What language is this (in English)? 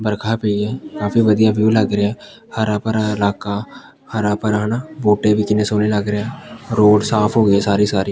Punjabi